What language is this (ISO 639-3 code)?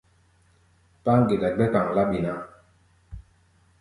gba